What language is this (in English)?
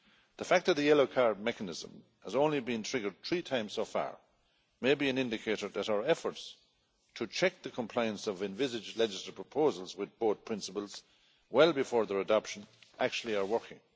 English